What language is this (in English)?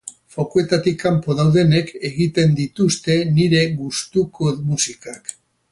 Basque